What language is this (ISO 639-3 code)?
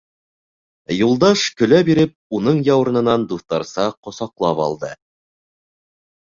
bak